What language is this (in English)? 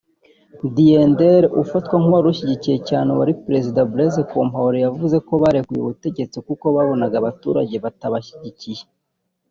Kinyarwanda